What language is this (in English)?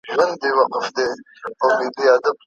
Pashto